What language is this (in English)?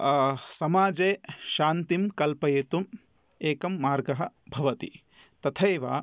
Sanskrit